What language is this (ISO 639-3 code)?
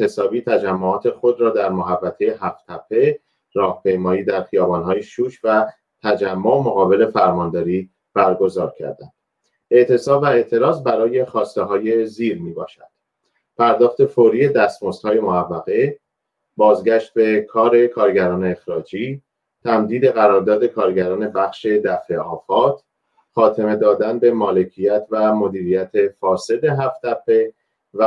fas